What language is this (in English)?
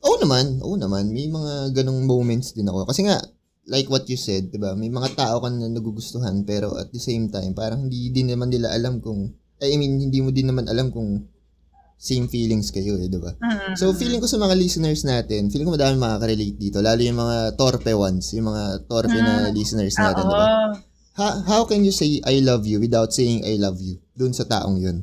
Filipino